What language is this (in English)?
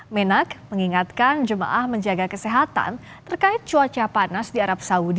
Indonesian